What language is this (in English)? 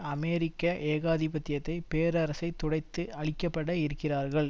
Tamil